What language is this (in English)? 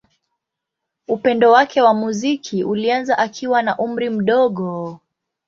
Swahili